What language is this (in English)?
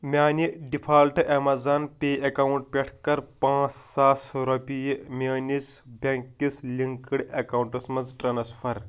Kashmiri